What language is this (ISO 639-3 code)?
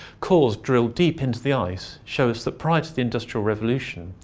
eng